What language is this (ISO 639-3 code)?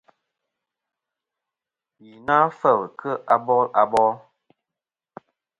bkm